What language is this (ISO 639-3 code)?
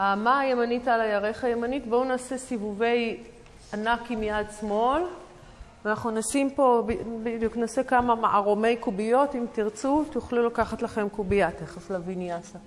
heb